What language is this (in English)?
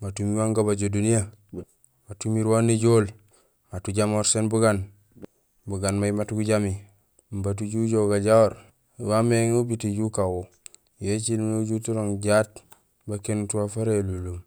Gusilay